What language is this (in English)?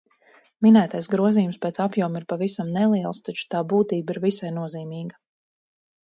Latvian